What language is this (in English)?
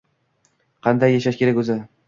Uzbek